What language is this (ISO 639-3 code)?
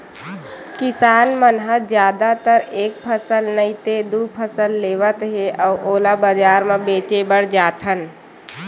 hne